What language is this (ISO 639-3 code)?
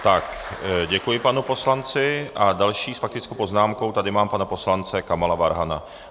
ces